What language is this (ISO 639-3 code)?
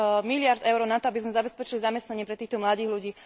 slk